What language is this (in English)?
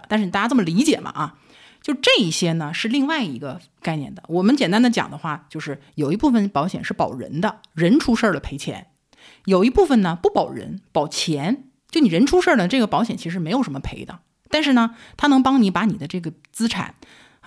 Chinese